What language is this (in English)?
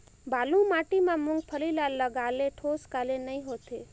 Chhattisgarhi